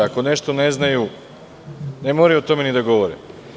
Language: Serbian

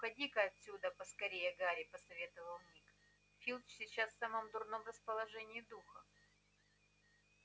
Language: Russian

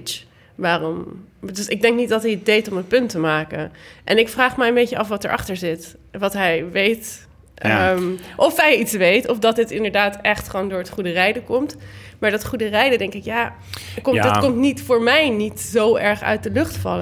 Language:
Dutch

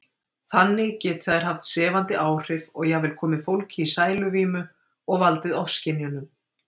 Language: Icelandic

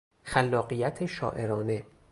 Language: Persian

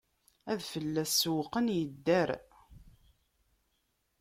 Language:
Kabyle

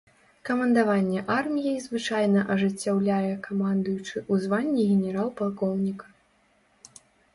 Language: Belarusian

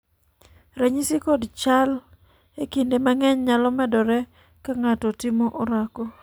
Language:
Luo (Kenya and Tanzania)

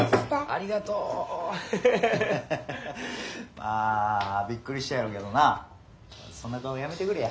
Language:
Japanese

